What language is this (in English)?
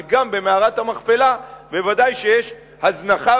Hebrew